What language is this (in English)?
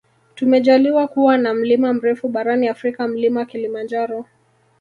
Swahili